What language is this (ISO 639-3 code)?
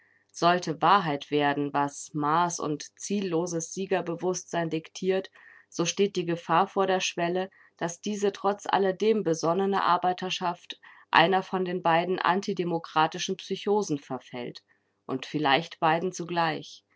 deu